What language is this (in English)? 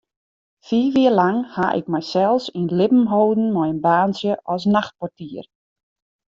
Western Frisian